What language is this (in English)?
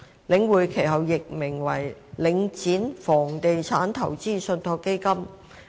Cantonese